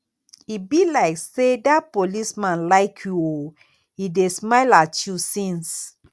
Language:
Nigerian Pidgin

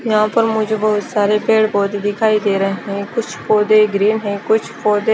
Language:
Hindi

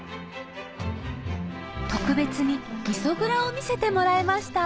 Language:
Japanese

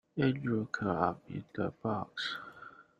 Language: English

